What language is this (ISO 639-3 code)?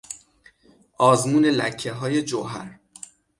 fas